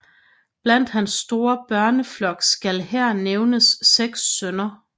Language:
Danish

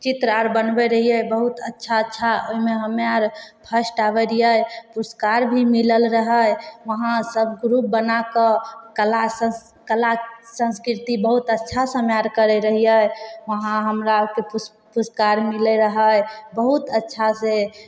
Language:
Maithili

